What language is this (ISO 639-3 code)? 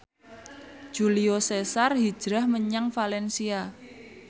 jav